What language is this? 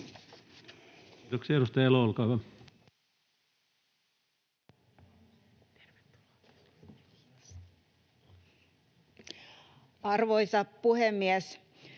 Finnish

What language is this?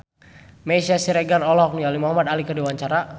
Sundanese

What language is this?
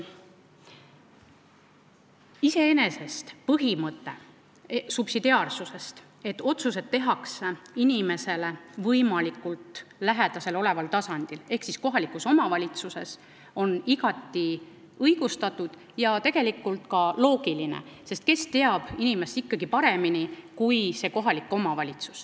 Estonian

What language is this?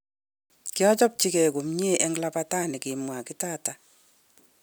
Kalenjin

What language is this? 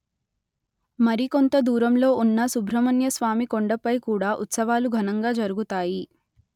Telugu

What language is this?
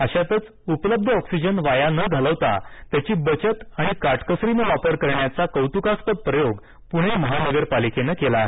Marathi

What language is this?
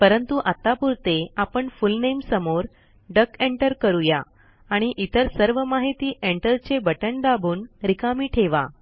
Marathi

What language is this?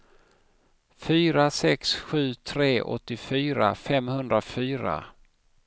Swedish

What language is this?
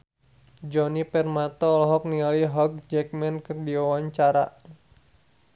Sundanese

